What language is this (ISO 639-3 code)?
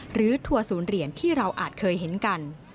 tha